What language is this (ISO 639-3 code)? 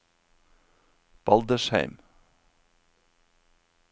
nor